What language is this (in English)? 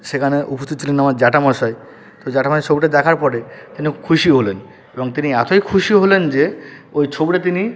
Bangla